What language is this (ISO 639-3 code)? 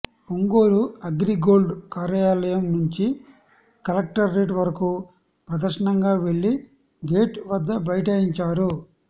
tel